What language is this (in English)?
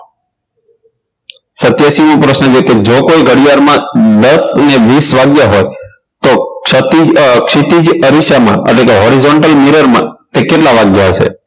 Gujarati